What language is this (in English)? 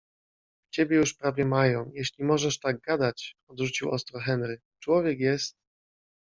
Polish